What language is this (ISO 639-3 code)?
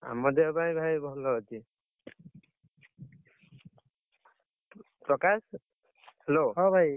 ori